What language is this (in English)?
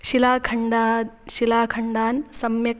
Sanskrit